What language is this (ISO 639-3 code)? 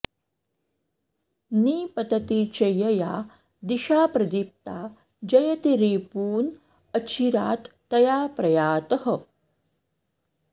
san